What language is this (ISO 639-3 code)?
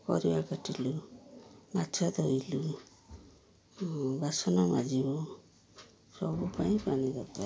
ori